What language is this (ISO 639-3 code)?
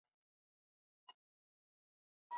swa